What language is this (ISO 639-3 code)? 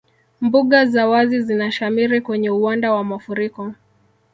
swa